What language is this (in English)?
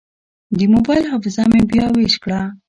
Pashto